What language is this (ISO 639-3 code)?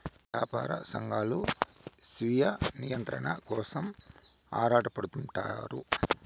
tel